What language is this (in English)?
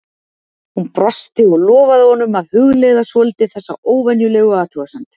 Icelandic